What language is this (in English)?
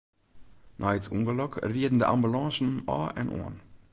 Western Frisian